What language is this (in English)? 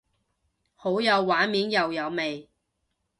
Cantonese